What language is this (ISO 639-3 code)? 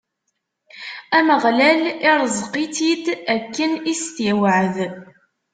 kab